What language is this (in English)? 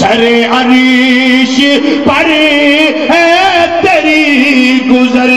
Arabic